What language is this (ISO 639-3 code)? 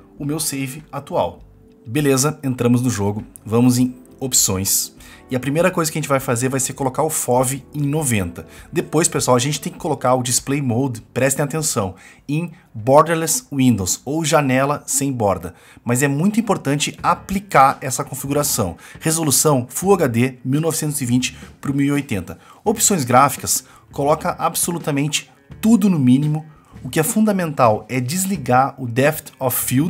por